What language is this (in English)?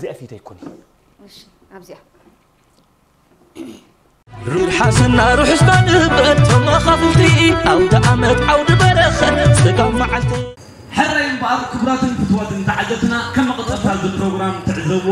Arabic